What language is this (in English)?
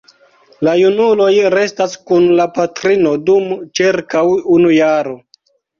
Esperanto